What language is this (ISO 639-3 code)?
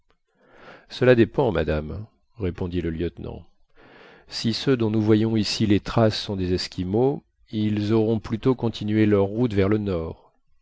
fra